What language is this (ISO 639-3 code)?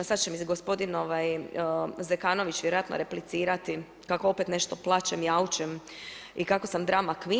hrv